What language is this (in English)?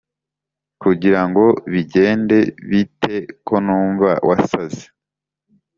Kinyarwanda